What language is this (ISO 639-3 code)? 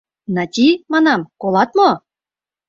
chm